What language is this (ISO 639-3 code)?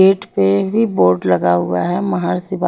hin